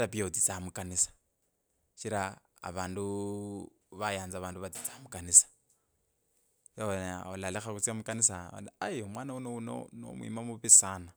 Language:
Kabras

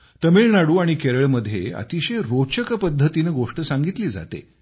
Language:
Marathi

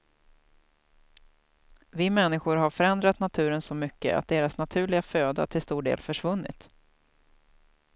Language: Swedish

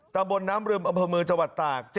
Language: Thai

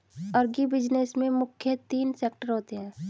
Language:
Hindi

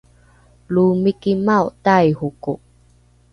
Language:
Rukai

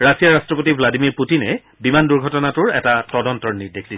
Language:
Assamese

